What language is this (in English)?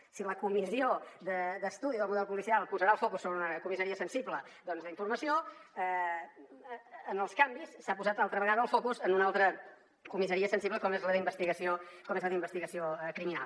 Catalan